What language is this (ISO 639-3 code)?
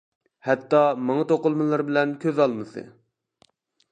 uig